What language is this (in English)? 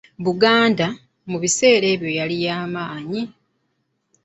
Ganda